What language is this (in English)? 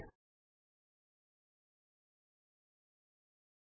Punjabi